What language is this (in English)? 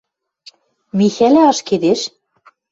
Western Mari